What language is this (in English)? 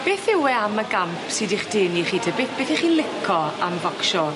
Welsh